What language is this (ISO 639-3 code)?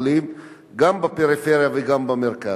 heb